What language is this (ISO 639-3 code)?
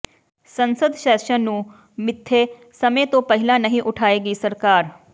pan